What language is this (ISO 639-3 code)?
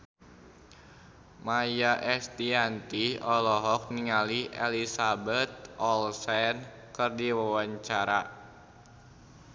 sun